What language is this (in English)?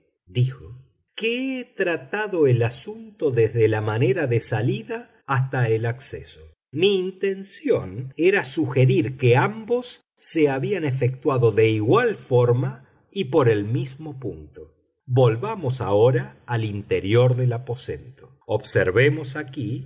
Spanish